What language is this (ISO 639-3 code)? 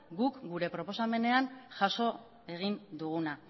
eus